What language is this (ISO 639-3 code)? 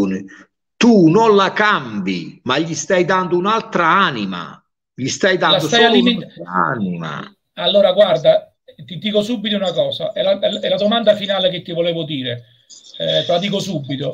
ita